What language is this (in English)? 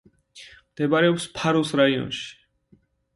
Georgian